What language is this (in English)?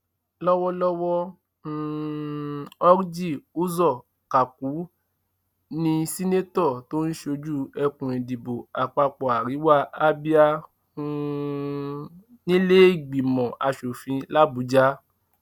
Yoruba